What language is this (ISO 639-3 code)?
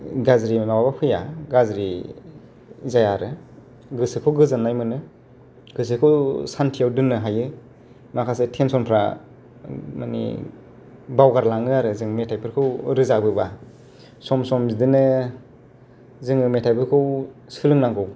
brx